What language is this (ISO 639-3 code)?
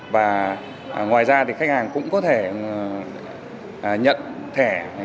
vie